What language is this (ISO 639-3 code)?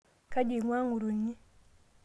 mas